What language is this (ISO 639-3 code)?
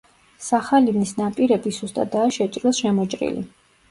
kat